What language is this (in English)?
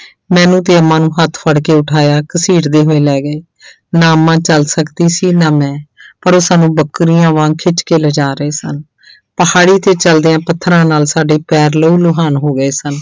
Punjabi